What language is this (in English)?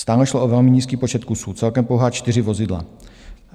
Czech